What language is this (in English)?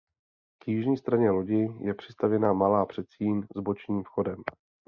Czech